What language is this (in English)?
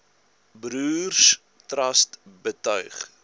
Afrikaans